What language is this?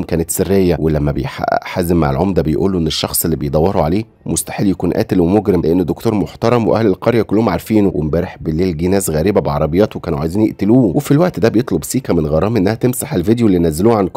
Arabic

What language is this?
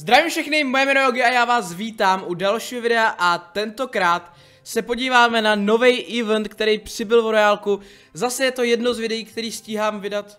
Czech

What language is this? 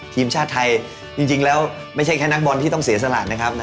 Thai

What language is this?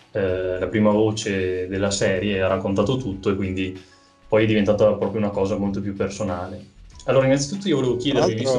Italian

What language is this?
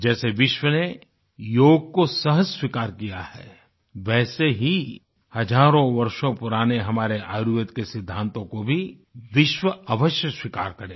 Hindi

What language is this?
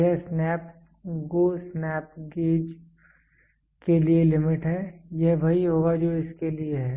Hindi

